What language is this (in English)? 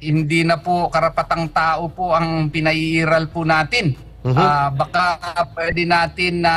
Filipino